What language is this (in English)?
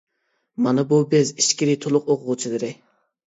Uyghur